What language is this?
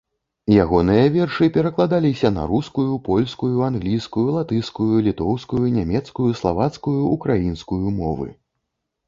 Belarusian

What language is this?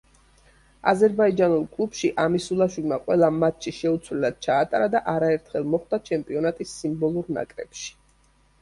Georgian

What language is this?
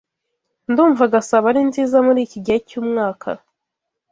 Kinyarwanda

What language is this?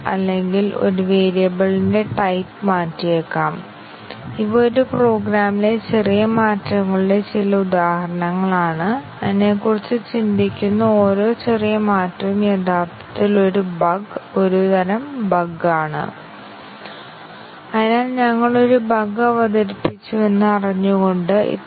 Malayalam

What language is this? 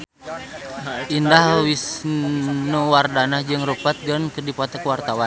Sundanese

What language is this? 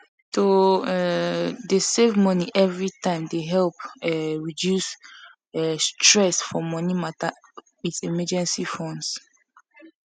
Nigerian Pidgin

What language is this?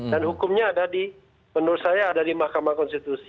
Indonesian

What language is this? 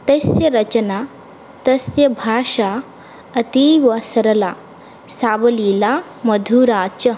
Sanskrit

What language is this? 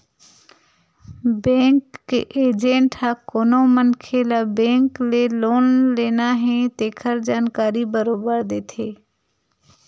Chhattisgarhi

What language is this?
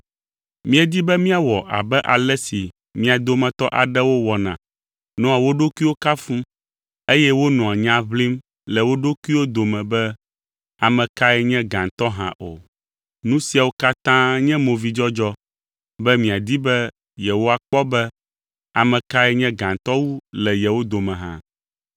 Ewe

